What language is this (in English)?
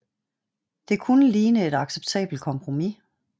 Danish